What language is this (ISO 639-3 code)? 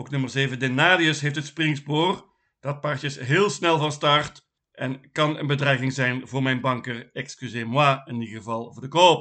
nld